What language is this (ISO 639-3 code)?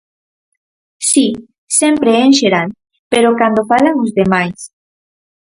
glg